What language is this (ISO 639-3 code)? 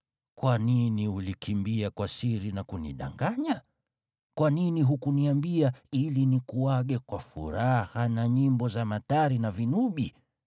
swa